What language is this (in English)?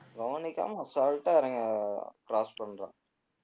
Tamil